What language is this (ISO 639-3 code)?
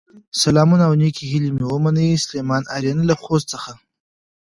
pus